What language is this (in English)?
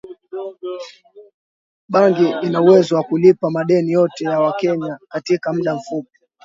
Swahili